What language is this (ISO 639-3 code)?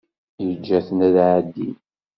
kab